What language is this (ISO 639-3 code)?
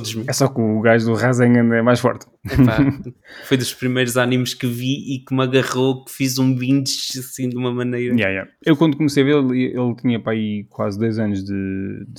por